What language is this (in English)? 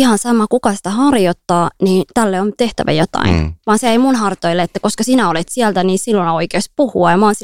Finnish